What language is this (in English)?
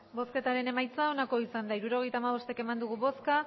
Basque